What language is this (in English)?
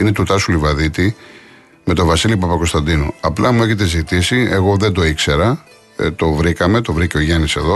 Greek